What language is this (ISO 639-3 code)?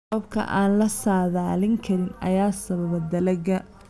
som